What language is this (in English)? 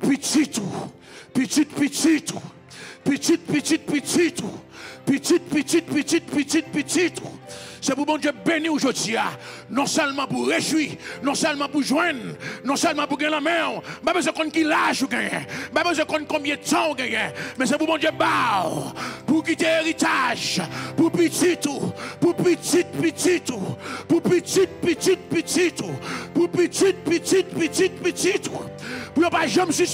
French